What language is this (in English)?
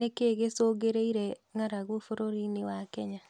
Kikuyu